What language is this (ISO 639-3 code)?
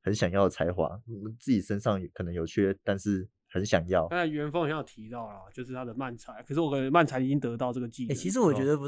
zho